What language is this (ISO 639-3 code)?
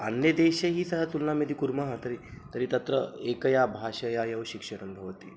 san